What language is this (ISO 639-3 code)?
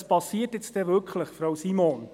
gsw